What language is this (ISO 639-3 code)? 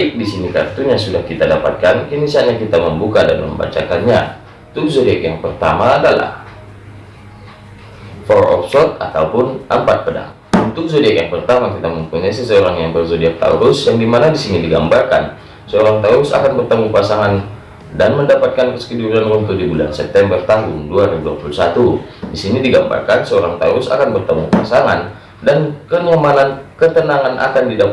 ind